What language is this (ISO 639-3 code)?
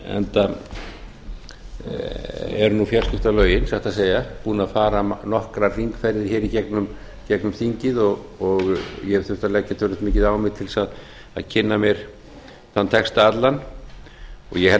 isl